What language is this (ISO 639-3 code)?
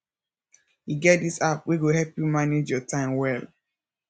pcm